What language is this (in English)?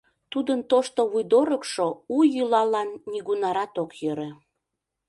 Mari